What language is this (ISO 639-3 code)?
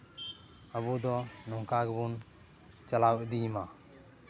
sat